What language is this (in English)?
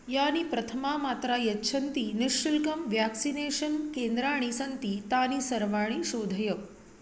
Sanskrit